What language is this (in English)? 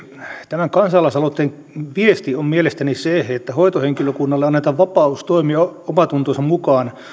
Finnish